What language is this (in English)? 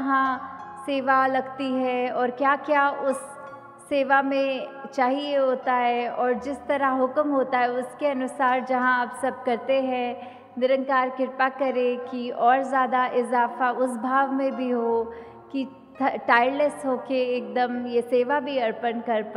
Hindi